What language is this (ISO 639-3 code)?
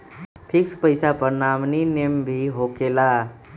mag